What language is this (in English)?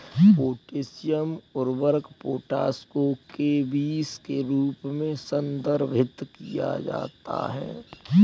Hindi